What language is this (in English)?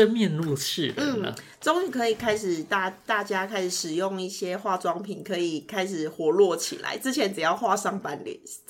Chinese